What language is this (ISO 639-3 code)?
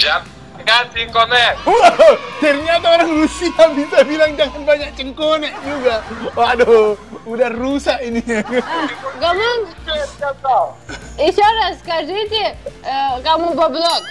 ind